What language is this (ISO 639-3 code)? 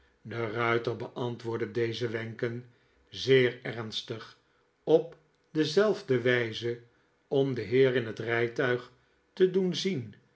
nld